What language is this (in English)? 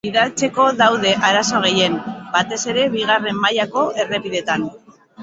Basque